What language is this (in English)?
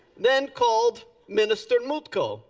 English